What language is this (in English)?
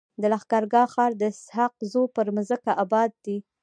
Pashto